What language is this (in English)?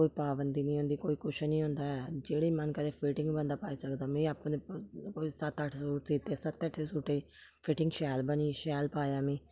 Dogri